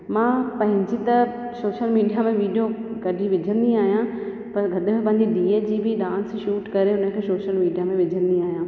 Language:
Sindhi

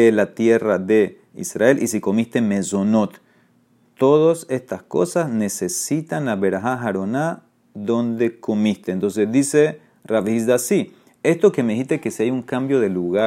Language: Spanish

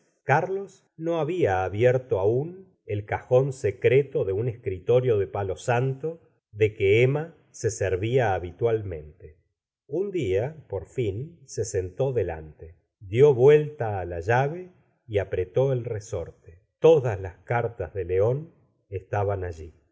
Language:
Spanish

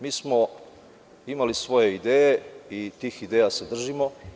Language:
Serbian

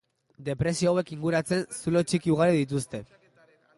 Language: Basque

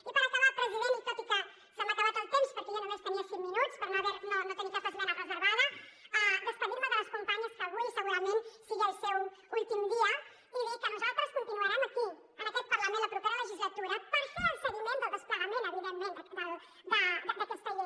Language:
Catalan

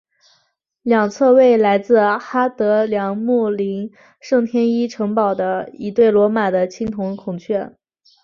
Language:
Chinese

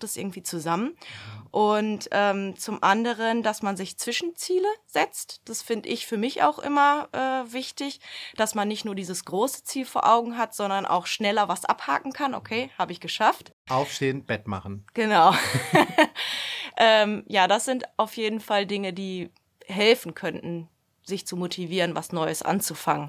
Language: German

